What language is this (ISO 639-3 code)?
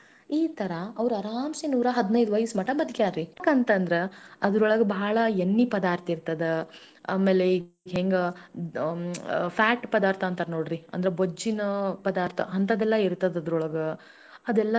kan